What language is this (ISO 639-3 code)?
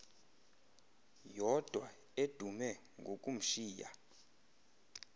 xho